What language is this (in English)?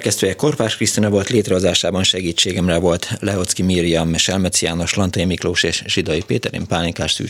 Hungarian